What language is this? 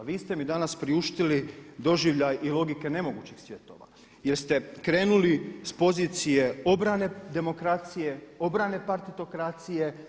Croatian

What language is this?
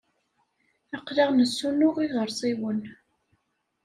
Kabyle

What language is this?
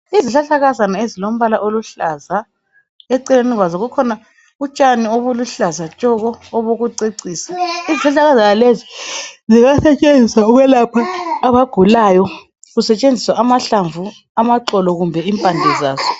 North Ndebele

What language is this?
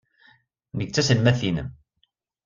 Kabyle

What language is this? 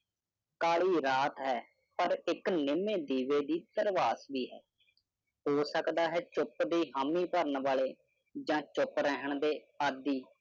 Punjabi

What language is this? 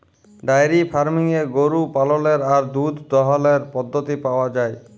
Bangla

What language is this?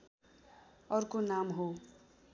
Nepali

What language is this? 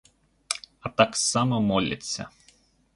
Ukrainian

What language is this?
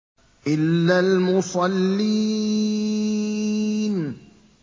Arabic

